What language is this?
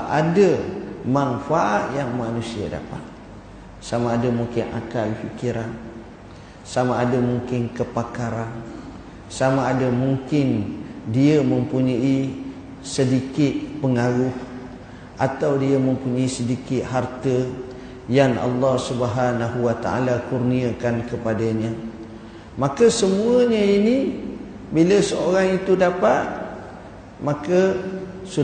Malay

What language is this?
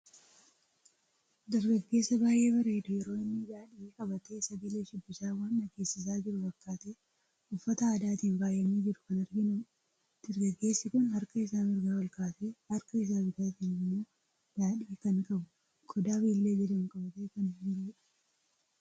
Oromo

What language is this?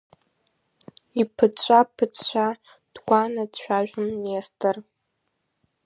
Abkhazian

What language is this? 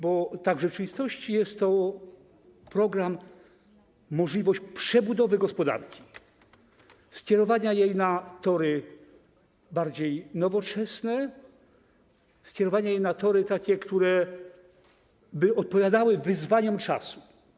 Polish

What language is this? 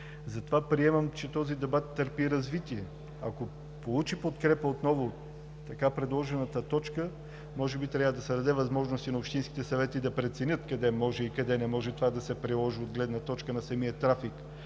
Bulgarian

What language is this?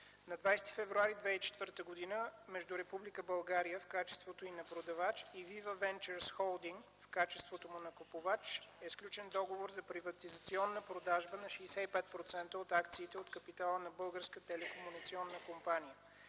Bulgarian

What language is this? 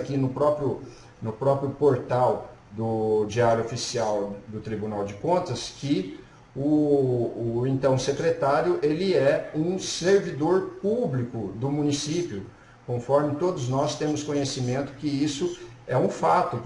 Portuguese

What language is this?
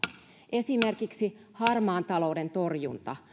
Finnish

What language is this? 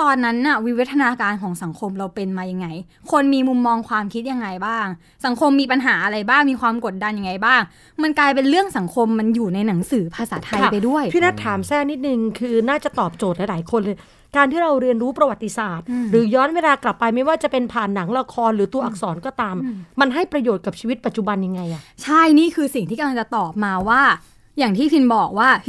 Thai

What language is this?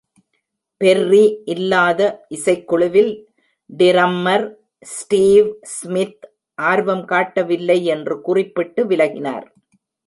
Tamil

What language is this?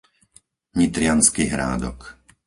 Slovak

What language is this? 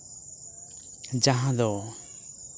Santali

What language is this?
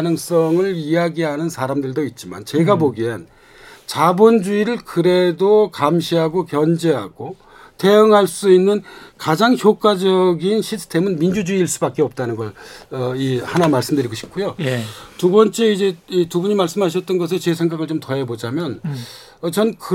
Korean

